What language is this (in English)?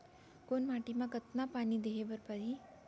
Chhattisgarhi